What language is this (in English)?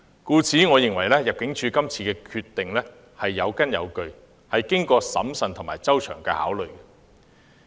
Cantonese